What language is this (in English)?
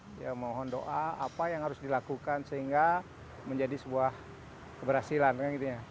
Indonesian